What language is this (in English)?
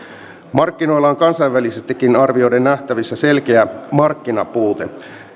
Finnish